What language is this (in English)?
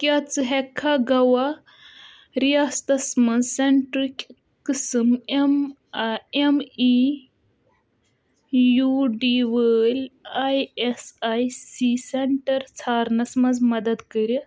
Kashmiri